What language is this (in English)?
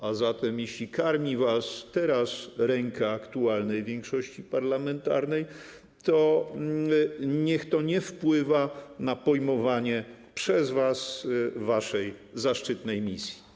Polish